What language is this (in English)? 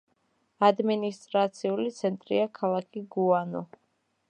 Georgian